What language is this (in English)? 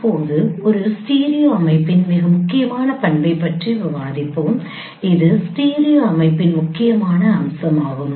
Tamil